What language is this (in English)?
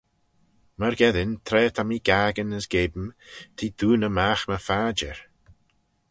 Manx